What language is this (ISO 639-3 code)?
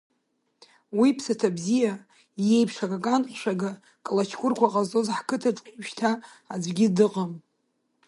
abk